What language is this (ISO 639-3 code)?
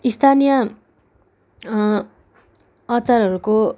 nep